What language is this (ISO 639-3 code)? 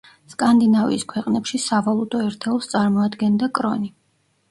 kat